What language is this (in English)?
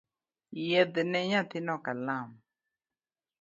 Luo (Kenya and Tanzania)